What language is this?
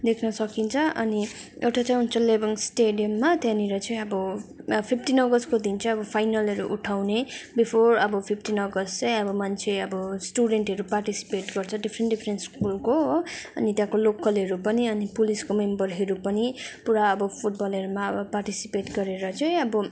Nepali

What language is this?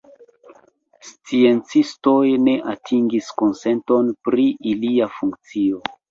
Esperanto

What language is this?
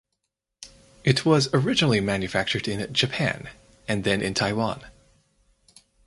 English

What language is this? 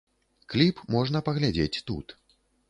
Belarusian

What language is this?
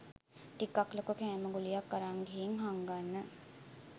Sinhala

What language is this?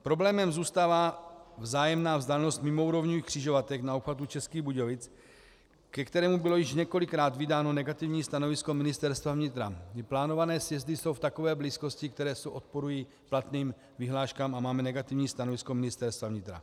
Czech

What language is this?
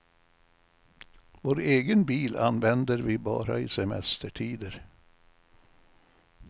Swedish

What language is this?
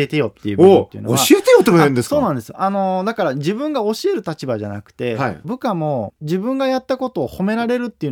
Japanese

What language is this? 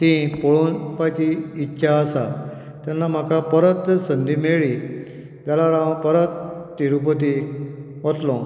Konkani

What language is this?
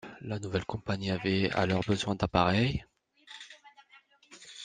French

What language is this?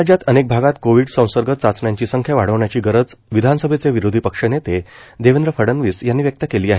Marathi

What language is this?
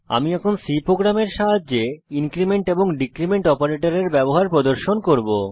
Bangla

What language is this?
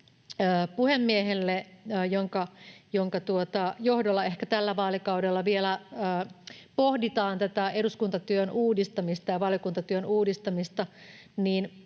Finnish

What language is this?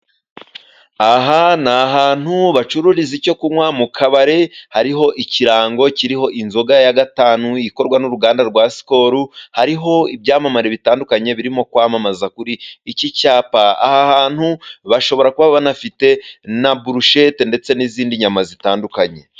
Kinyarwanda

